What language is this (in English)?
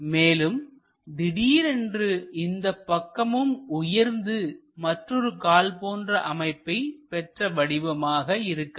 Tamil